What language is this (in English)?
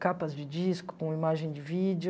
Portuguese